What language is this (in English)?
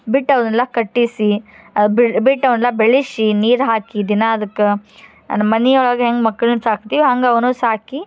Kannada